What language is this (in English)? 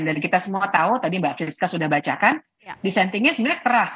Indonesian